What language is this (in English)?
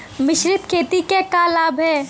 Bhojpuri